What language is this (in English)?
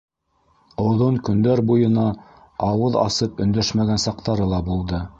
Bashkir